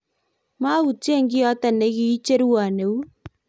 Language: Kalenjin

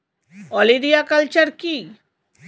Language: Bangla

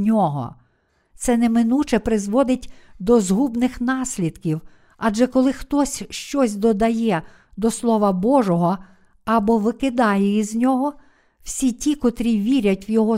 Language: Ukrainian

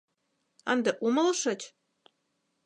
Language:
Mari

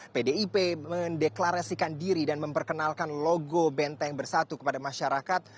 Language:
Indonesian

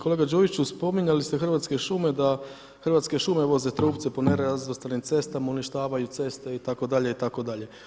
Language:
Croatian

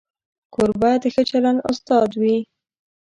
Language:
Pashto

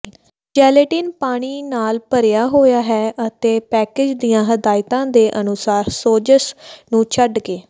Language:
Punjabi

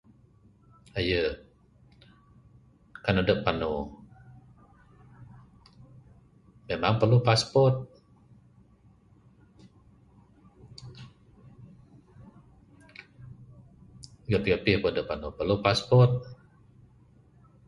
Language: Bukar-Sadung Bidayuh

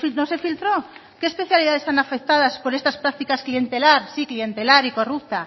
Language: Spanish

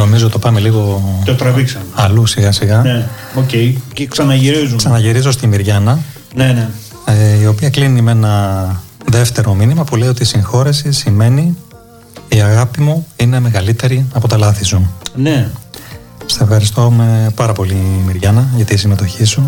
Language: Greek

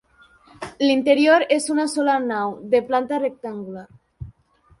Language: Catalan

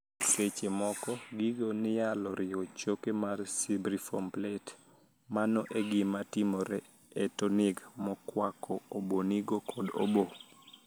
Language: Luo (Kenya and Tanzania)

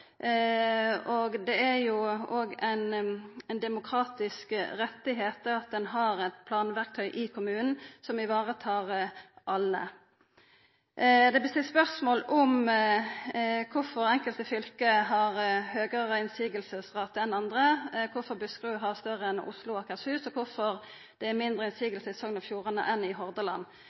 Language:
Norwegian Nynorsk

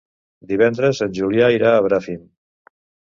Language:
Catalan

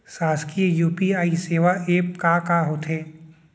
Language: Chhattisgarhi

